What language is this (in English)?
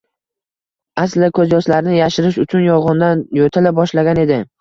Uzbek